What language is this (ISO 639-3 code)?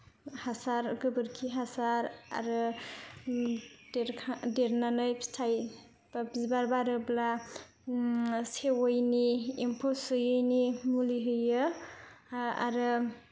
brx